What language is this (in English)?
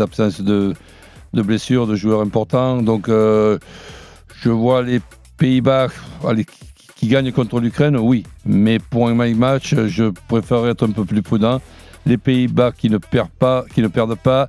French